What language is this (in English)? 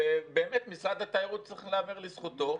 Hebrew